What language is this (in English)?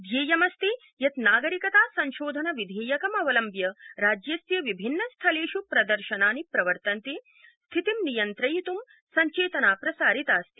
Sanskrit